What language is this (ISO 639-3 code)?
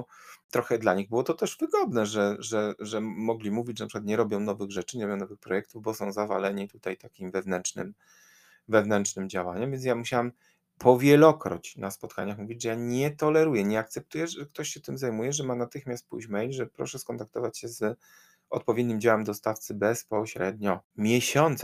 pol